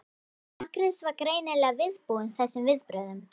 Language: Icelandic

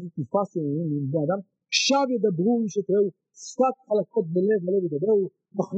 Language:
Hebrew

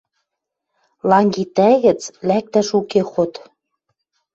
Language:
Western Mari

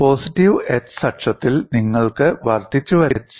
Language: Malayalam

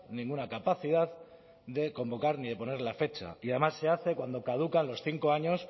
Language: Spanish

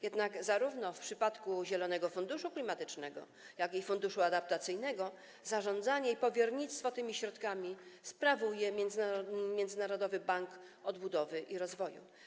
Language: Polish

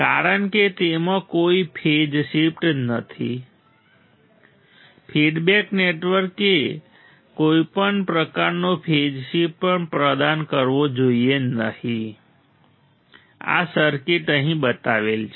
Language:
Gujarati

